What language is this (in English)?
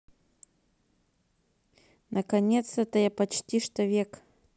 Russian